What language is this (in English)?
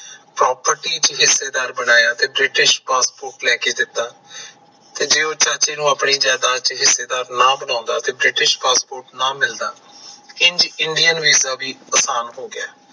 Punjabi